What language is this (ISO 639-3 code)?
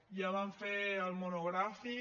cat